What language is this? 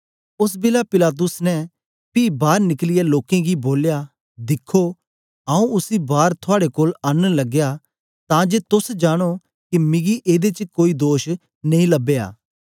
Dogri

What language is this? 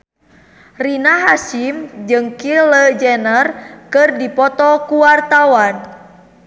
Sundanese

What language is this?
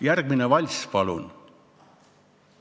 Estonian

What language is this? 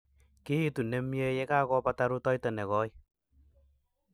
Kalenjin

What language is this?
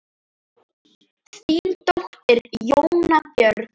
Icelandic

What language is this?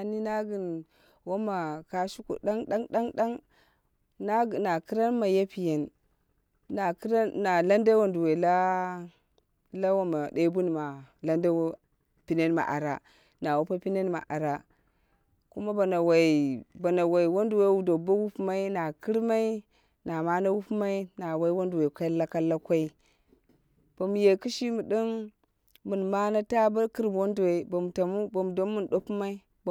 Dera (Nigeria)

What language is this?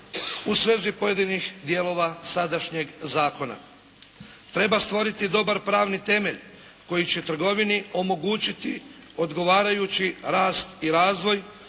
Croatian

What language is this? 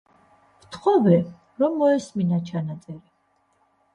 Georgian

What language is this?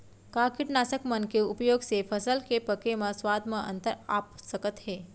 Chhattisgarhi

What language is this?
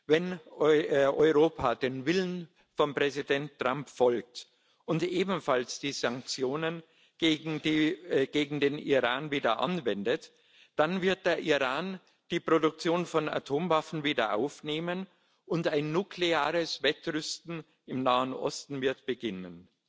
German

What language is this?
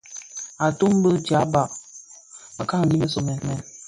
Bafia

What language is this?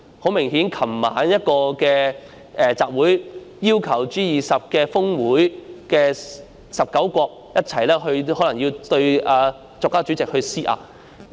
Cantonese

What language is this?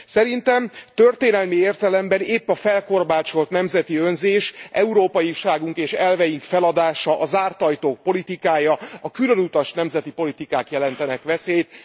Hungarian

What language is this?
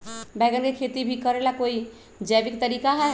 Magahi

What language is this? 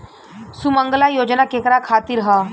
Bhojpuri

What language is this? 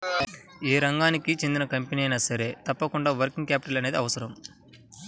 Telugu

